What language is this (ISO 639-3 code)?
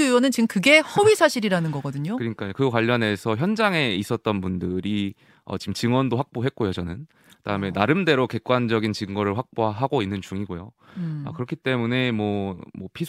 kor